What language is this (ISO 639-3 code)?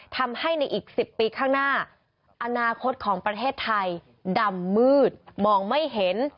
tha